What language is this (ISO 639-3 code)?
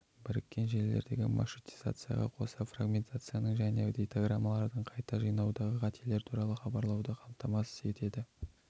kaz